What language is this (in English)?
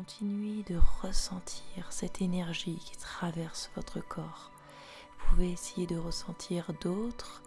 French